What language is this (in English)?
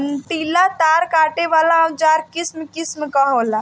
Bhojpuri